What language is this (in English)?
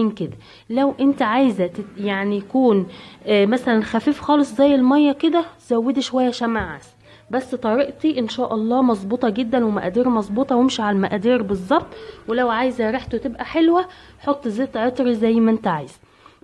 Arabic